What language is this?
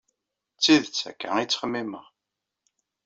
Kabyle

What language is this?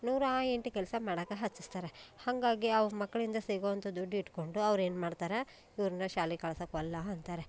Kannada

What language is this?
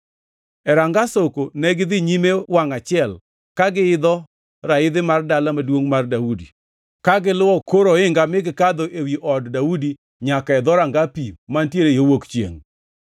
Luo (Kenya and Tanzania)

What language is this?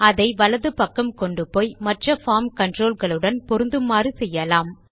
Tamil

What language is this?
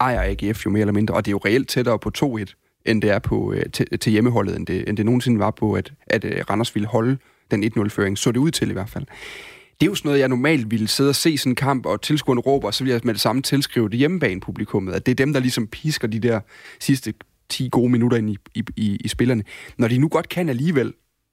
Danish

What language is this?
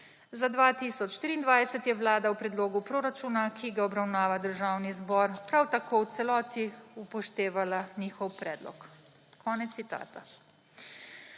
Slovenian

